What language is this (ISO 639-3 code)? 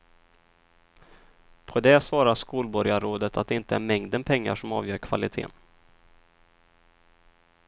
swe